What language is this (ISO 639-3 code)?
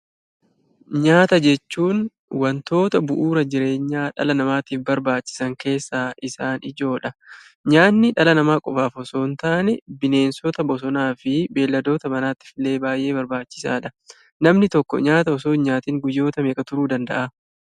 orm